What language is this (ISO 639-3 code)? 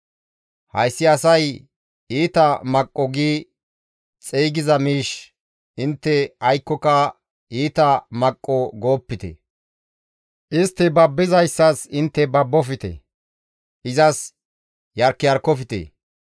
gmv